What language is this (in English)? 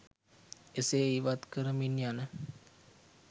Sinhala